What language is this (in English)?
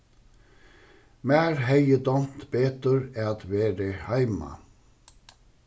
Faroese